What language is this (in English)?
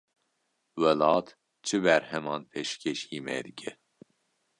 Kurdish